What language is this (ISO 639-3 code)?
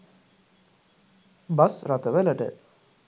sin